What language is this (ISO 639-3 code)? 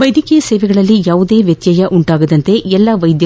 kan